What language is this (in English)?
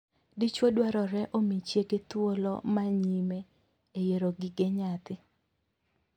Luo (Kenya and Tanzania)